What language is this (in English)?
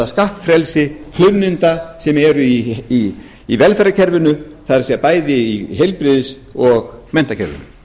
Icelandic